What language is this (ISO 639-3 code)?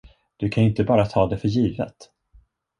swe